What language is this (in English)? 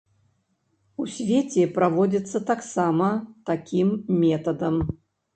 Belarusian